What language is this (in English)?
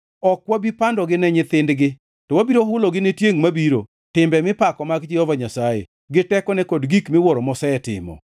Luo (Kenya and Tanzania)